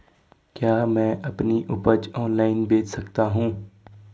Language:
Hindi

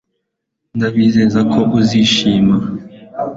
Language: Kinyarwanda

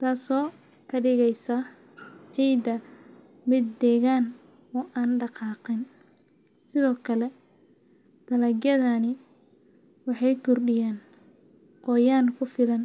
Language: Somali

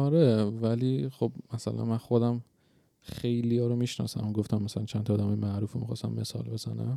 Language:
Persian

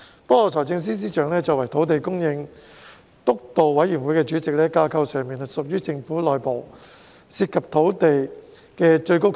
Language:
Cantonese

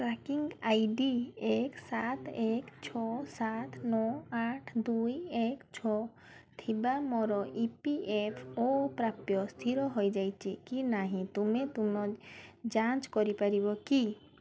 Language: Odia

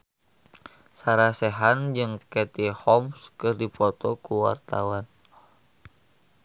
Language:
Sundanese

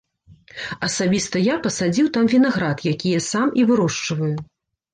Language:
Belarusian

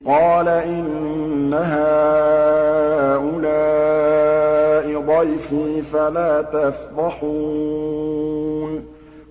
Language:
Arabic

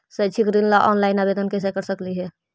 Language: Magahi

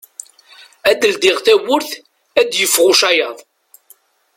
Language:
Kabyle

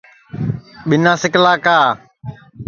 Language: Sansi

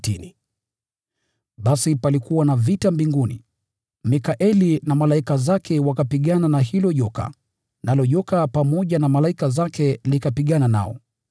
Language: Swahili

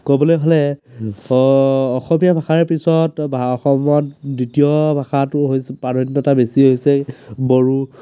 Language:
Assamese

